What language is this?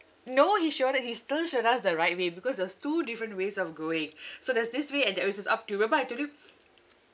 English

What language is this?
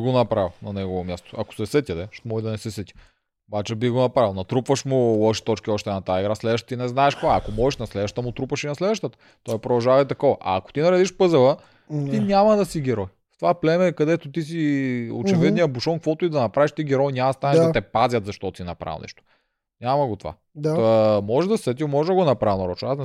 Bulgarian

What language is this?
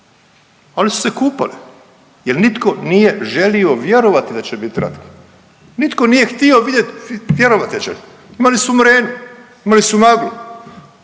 Croatian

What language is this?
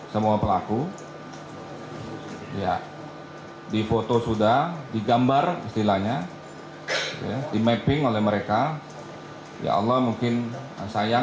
Indonesian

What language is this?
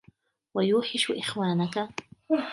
Arabic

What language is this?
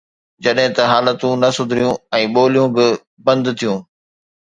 Sindhi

